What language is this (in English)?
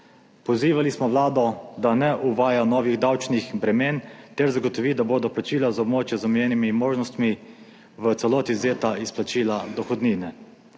Slovenian